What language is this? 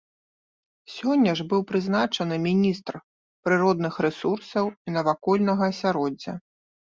Belarusian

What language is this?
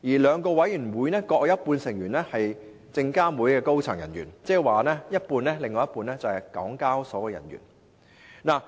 Cantonese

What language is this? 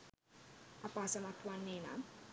Sinhala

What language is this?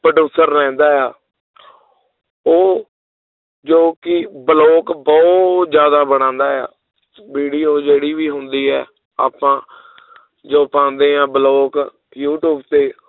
Punjabi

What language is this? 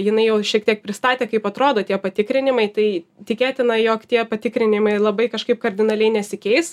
Lithuanian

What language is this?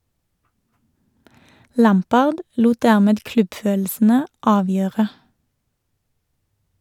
Norwegian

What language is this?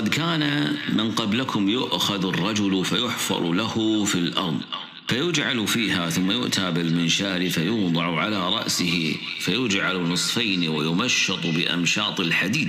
Arabic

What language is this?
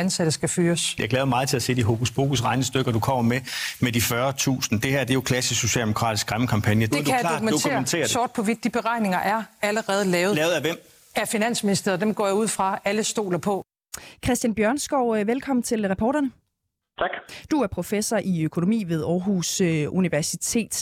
Danish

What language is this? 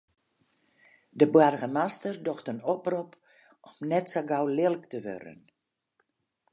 Western Frisian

